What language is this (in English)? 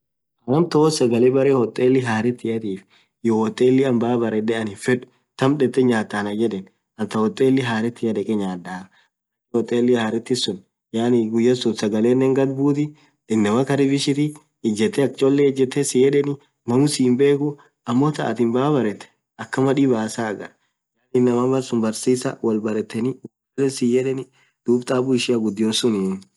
Orma